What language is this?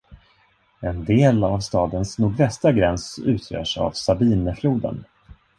Swedish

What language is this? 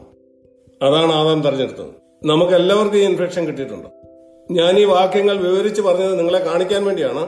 Malayalam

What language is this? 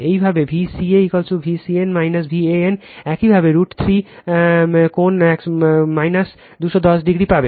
Bangla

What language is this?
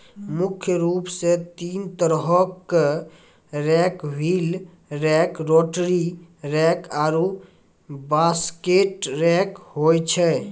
Maithili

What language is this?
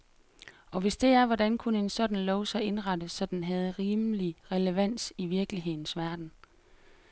Danish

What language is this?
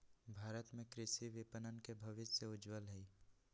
Magahi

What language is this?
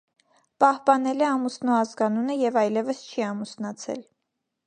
Armenian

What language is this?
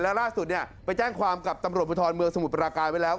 Thai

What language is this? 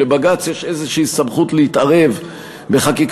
Hebrew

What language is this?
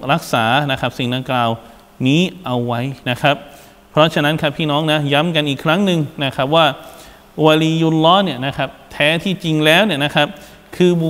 Thai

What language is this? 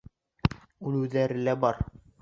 Bashkir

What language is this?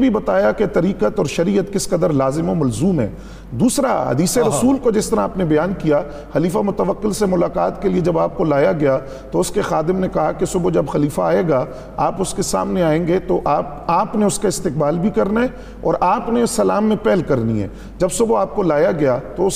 Urdu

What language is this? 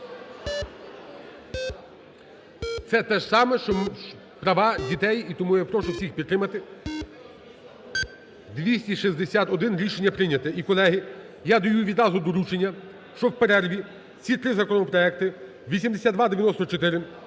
Ukrainian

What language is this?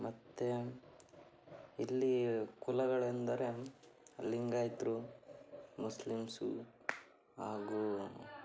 Kannada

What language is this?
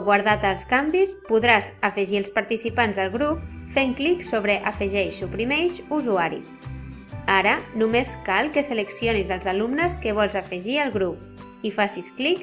Catalan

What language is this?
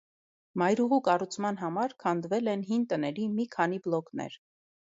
Armenian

